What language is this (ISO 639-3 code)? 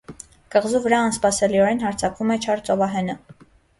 hye